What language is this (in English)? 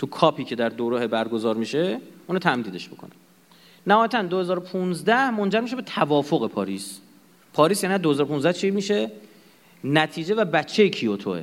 Persian